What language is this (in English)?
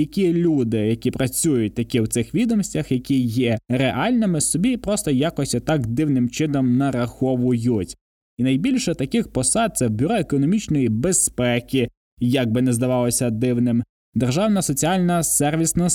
Ukrainian